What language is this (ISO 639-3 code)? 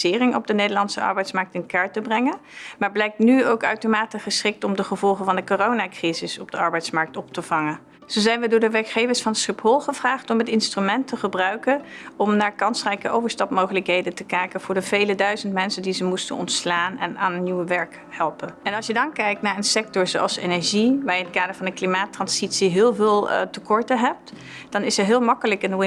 nld